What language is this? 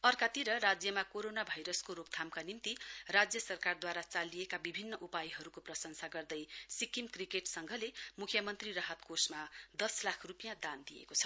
Nepali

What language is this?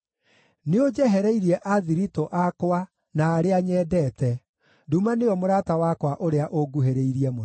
Kikuyu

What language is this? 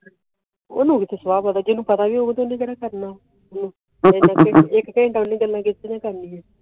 Punjabi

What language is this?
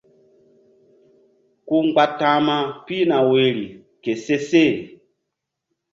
Mbum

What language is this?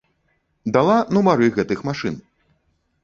Belarusian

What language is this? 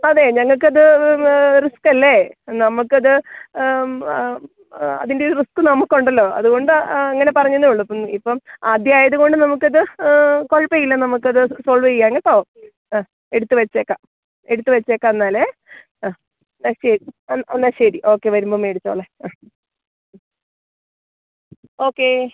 Malayalam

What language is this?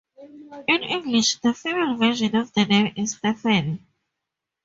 English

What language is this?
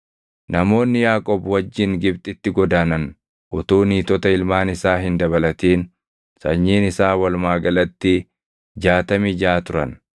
Oromo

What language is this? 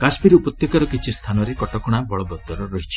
Odia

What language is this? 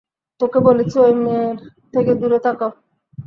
Bangla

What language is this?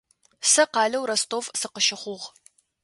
Adyghe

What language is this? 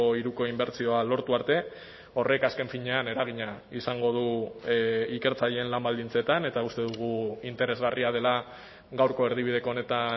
Basque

